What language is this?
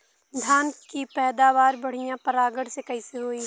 Bhojpuri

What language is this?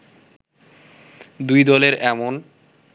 Bangla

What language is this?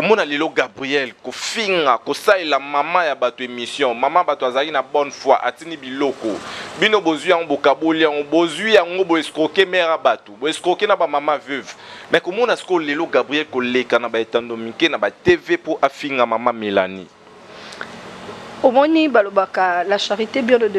French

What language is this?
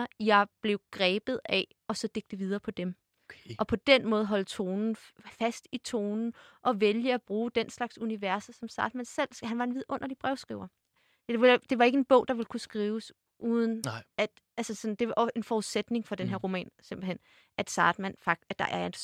Danish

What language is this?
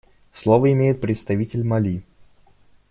Russian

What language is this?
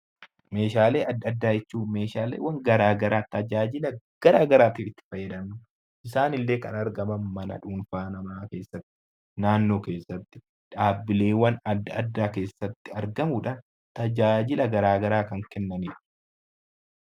Oromo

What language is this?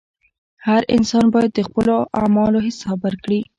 Pashto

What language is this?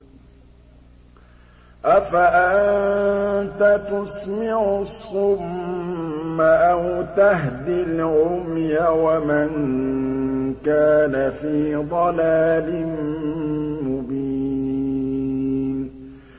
Arabic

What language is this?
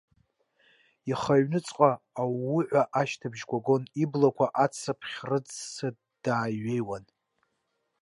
Abkhazian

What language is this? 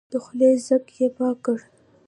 Pashto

